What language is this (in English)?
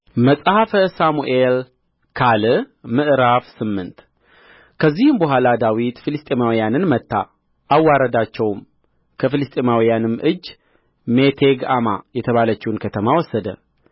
Amharic